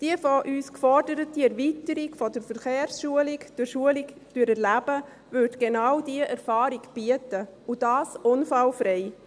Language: Swiss German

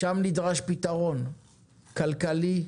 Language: Hebrew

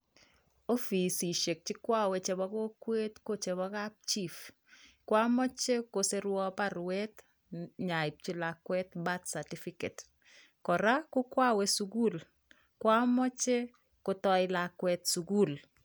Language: Kalenjin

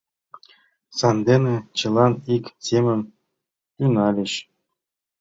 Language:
Mari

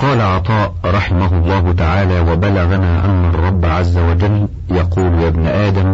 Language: Arabic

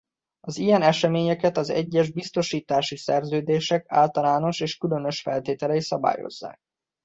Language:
Hungarian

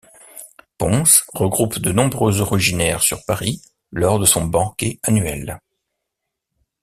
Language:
French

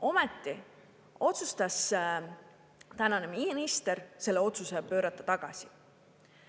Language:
Estonian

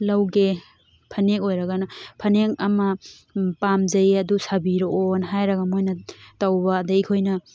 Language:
Manipuri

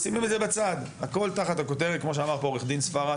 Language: Hebrew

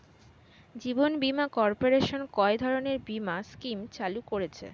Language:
Bangla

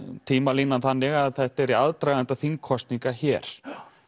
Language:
Icelandic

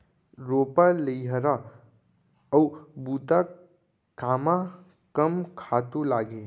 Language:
Chhattisgarhi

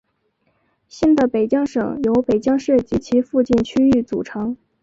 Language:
Chinese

